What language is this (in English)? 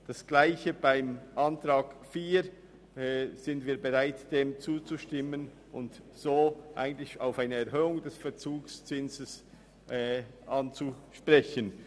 Swiss German